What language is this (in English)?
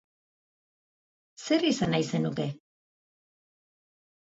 Basque